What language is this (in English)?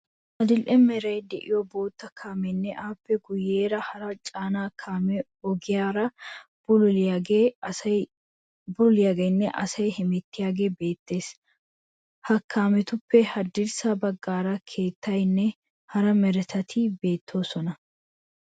Wolaytta